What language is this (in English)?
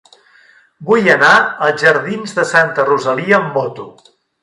Catalan